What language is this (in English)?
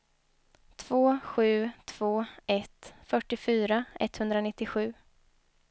Swedish